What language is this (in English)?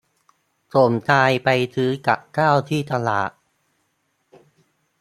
Thai